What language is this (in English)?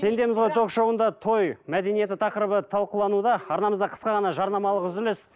Kazakh